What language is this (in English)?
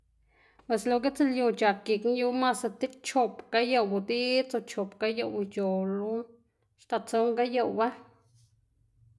Xanaguía Zapotec